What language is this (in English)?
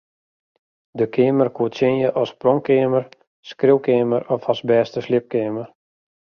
Western Frisian